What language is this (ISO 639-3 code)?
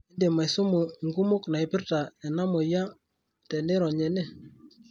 mas